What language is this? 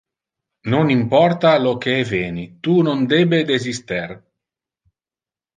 Interlingua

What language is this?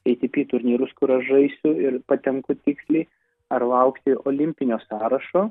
Lithuanian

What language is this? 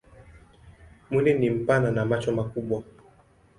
Swahili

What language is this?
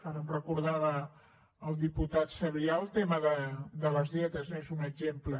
Catalan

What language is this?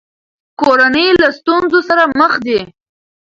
Pashto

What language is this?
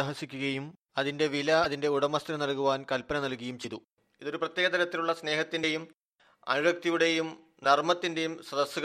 Malayalam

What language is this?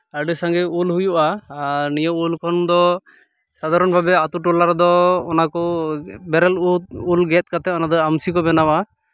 Santali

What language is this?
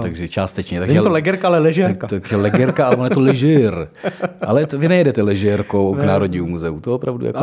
Czech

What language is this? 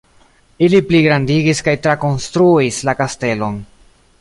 Esperanto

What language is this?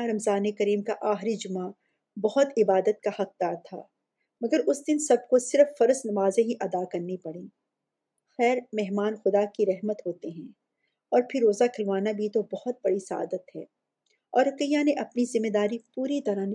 Urdu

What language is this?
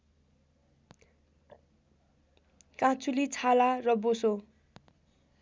Nepali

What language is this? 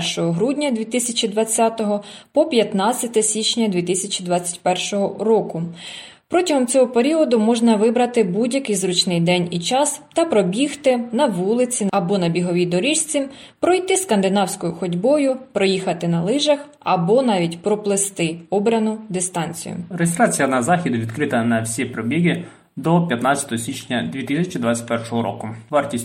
Ukrainian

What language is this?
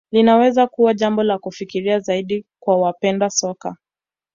Swahili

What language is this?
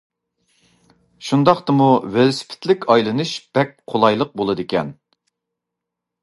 Uyghur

